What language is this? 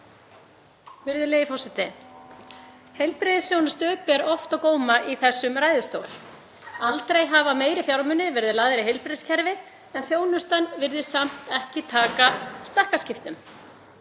Icelandic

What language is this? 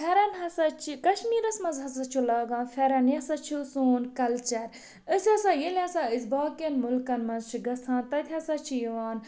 Kashmiri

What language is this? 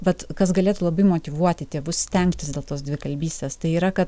Lithuanian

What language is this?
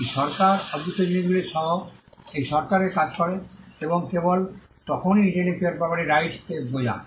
Bangla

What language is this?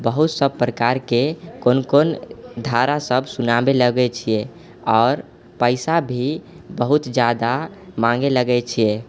Maithili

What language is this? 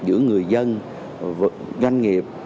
Vietnamese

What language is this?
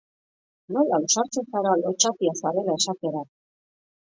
Basque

